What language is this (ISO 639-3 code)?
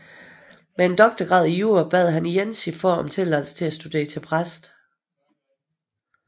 dan